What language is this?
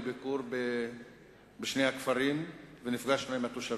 Hebrew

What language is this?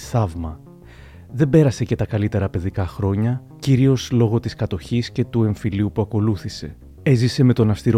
Greek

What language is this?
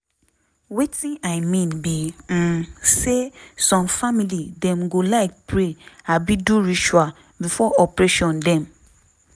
Nigerian Pidgin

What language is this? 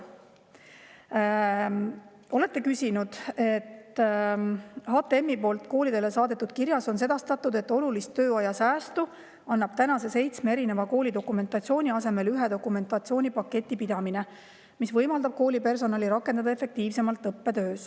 Estonian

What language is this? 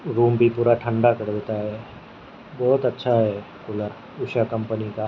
Urdu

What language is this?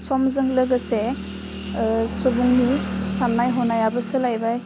Bodo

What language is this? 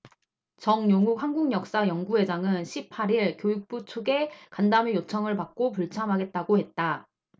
Korean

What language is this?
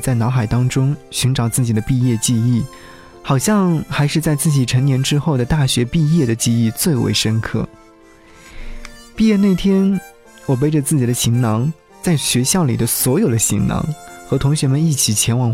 Chinese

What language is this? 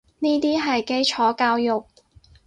Cantonese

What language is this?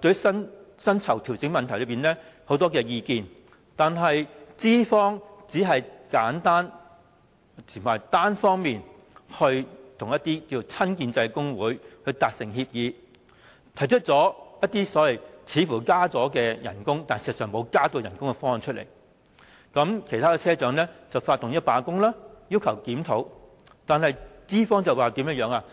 Cantonese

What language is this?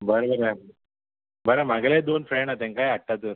Konkani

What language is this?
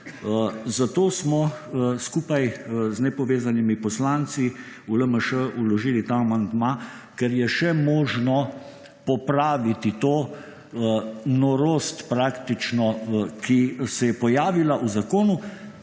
Slovenian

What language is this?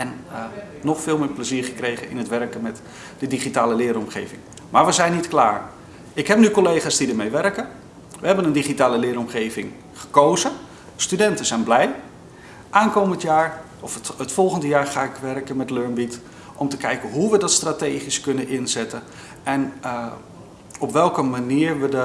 Dutch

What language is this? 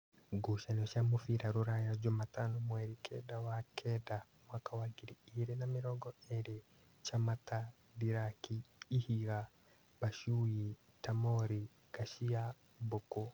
Kikuyu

